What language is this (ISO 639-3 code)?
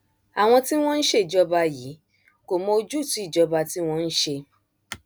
yor